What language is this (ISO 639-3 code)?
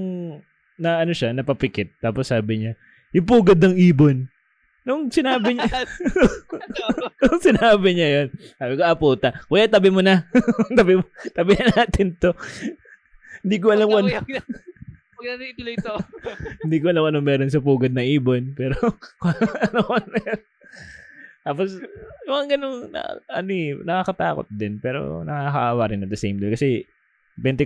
fil